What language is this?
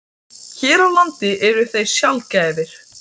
Icelandic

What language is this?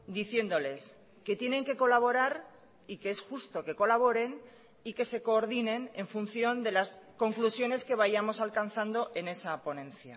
Spanish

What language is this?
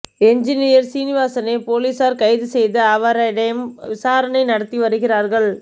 Tamil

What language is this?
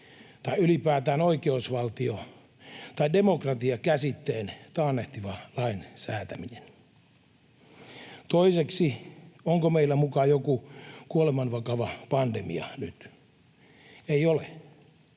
Finnish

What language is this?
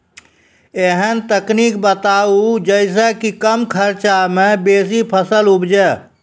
Maithili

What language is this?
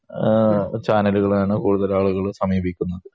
Malayalam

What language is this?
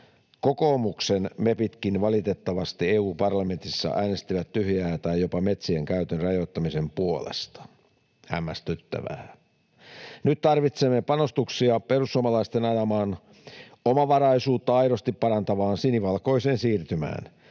Finnish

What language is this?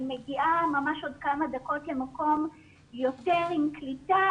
Hebrew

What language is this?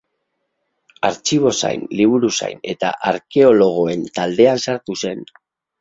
Basque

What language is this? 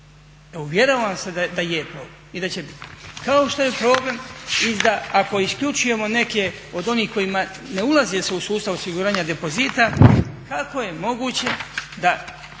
Croatian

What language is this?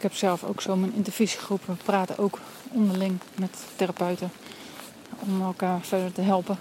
Dutch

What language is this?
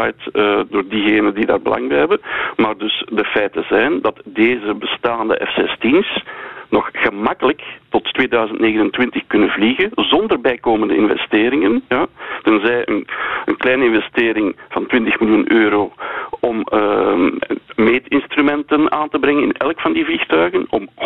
Dutch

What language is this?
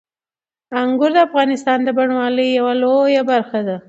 Pashto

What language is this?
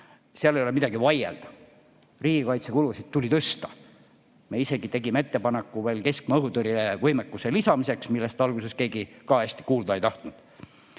Estonian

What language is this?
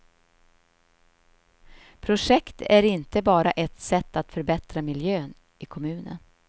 Swedish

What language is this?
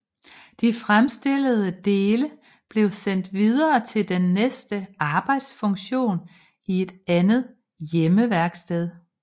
Danish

